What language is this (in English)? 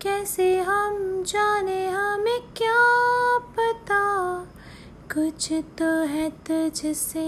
Hindi